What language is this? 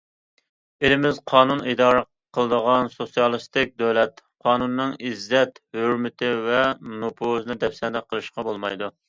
Uyghur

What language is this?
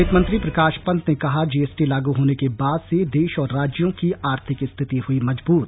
Hindi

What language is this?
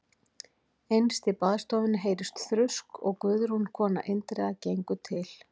Icelandic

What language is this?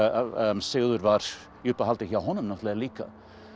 Icelandic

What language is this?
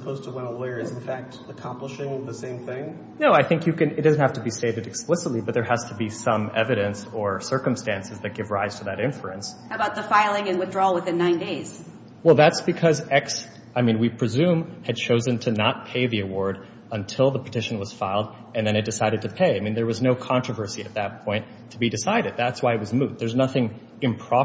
English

